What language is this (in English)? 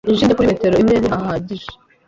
Kinyarwanda